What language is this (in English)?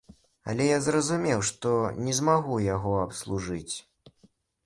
Belarusian